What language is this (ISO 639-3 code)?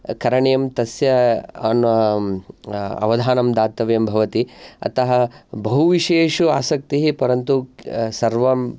san